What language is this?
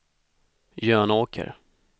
Swedish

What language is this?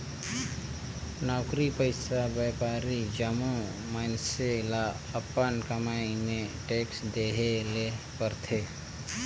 Chhattisgarhi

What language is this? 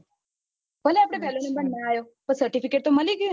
Gujarati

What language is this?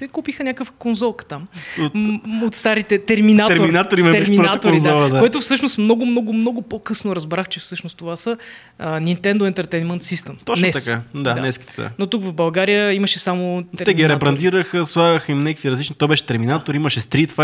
Bulgarian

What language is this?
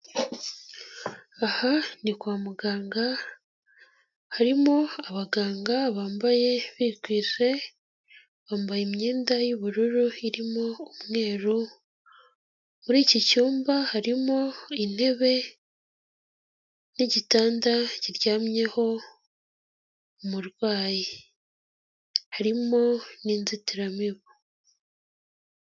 Kinyarwanda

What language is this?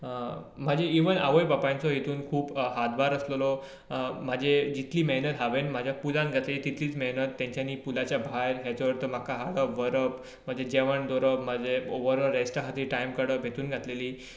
Konkani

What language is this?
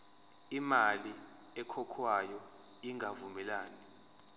Zulu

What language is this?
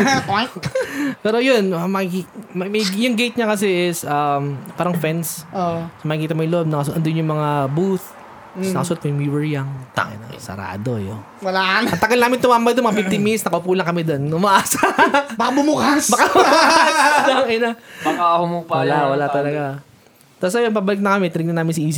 Filipino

